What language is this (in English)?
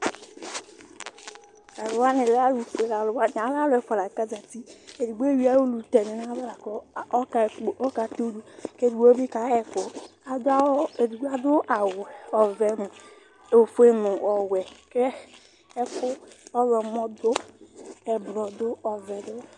Ikposo